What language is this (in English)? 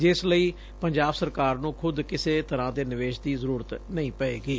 Punjabi